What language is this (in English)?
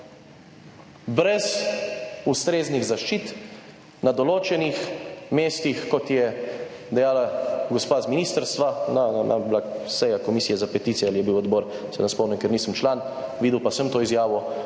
Slovenian